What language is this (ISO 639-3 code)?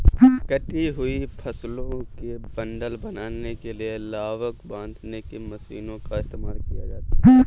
hin